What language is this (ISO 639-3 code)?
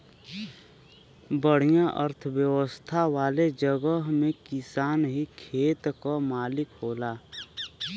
bho